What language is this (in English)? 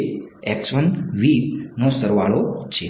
Gujarati